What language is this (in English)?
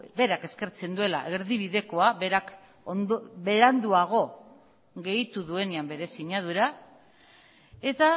Basque